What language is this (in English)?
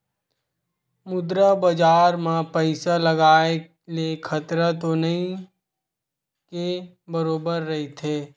Chhattisgarhi